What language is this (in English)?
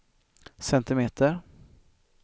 Swedish